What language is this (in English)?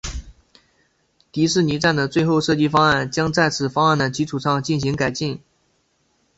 Chinese